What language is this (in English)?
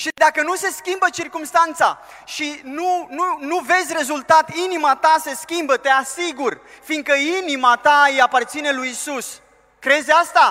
Romanian